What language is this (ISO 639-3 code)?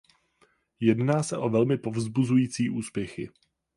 ces